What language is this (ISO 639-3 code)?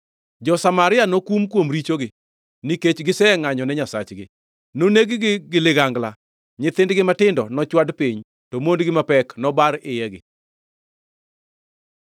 luo